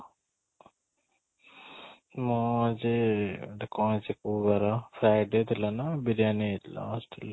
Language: Odia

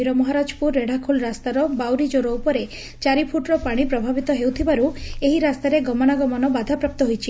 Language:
Odia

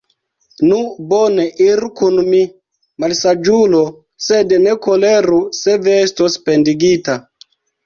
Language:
Esperanto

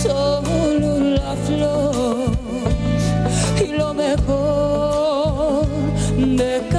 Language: Greek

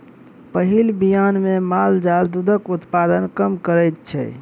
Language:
Maithili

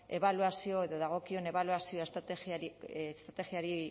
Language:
Basque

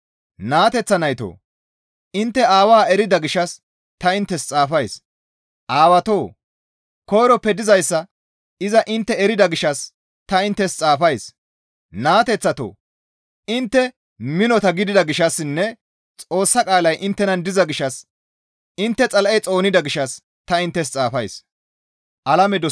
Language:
Gamo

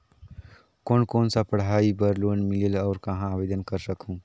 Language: Chhattisgarhi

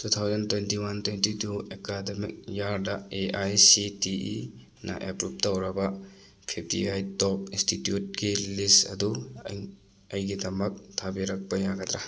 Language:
Manipuri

